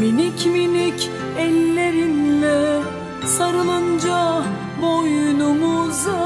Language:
Turkish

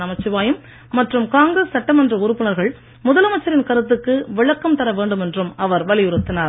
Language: Tamil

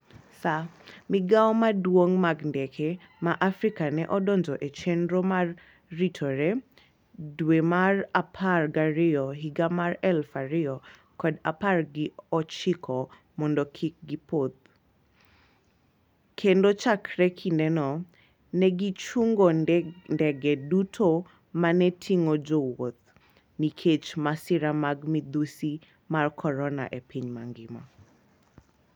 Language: Luo (Kenya and Tanzania)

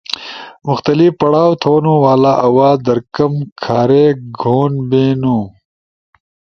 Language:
Ushojo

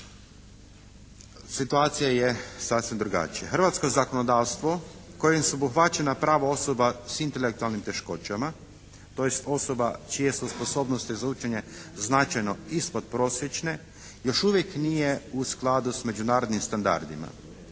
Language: Croatian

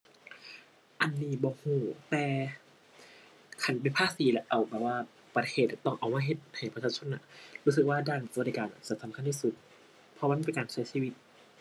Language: Thai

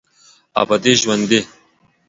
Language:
Pashto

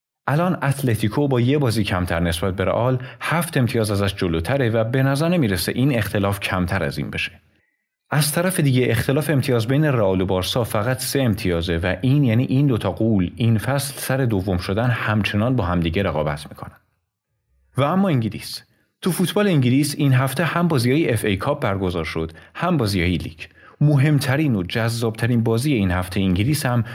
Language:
Persian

